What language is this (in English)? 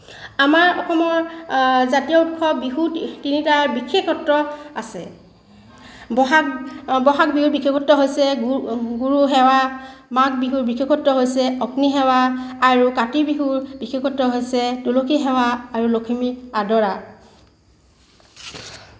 Assamese